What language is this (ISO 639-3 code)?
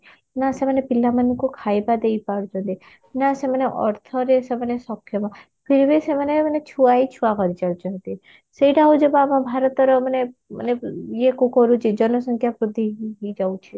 ori